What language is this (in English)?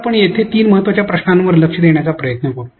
Marathi